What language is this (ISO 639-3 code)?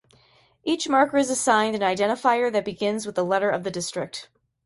eng